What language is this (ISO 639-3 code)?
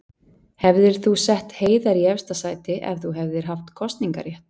isl